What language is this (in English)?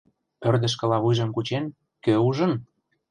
Mari